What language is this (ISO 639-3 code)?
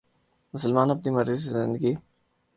urd